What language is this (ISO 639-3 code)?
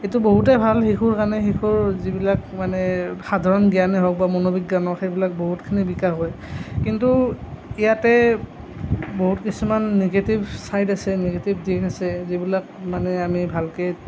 asm